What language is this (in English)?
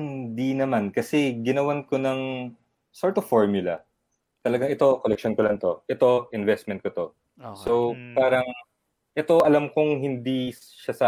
Filipino